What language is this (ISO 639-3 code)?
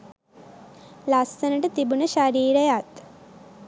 sin